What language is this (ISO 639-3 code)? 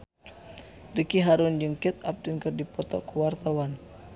sun